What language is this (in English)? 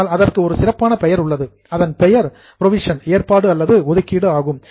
Tamil